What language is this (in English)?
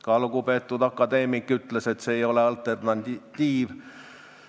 Estonian